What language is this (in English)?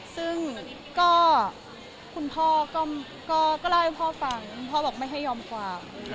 Thai